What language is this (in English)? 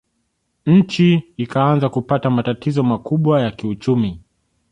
Swahili